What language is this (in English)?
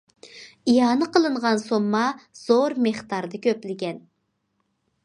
Uyghur